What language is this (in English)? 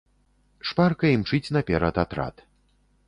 Belarusian